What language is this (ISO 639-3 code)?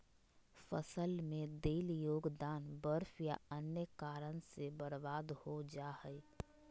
mag